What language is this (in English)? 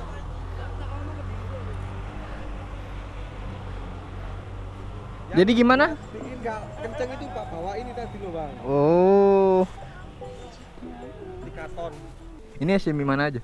Indonesian